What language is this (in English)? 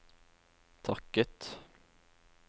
Norwegian